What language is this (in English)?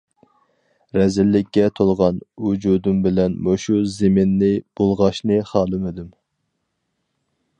Uyghur